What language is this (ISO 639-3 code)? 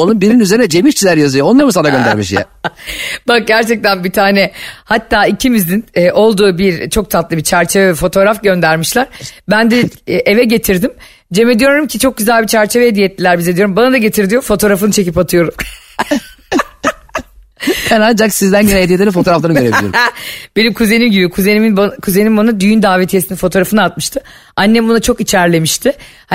tur